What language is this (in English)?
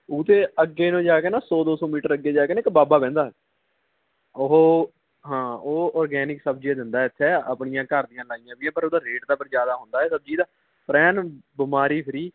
Punjabi